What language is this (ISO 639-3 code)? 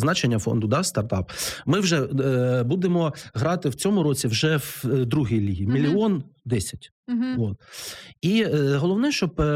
ukr